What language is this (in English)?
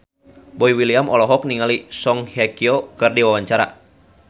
Sundanese